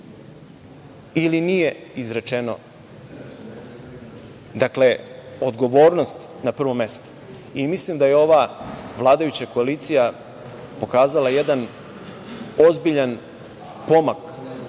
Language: Serbian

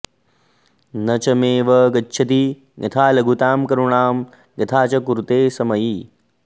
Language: Sanskrit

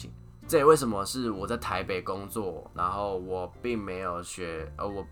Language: Chinese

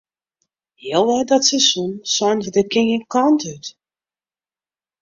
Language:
Western Frisian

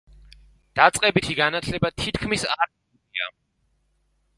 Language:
Georgian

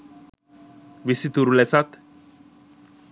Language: Sinhala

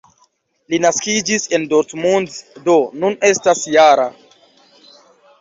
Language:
Esperanto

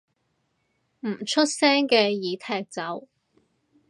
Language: Cantonese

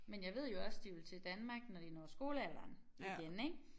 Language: Danish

